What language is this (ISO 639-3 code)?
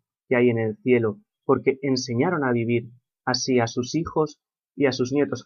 spa